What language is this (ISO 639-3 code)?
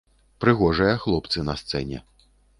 bel